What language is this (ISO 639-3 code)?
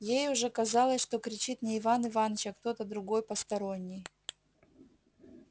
rus